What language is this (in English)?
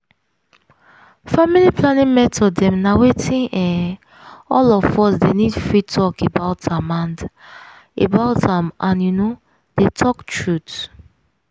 Nigerian Pidgin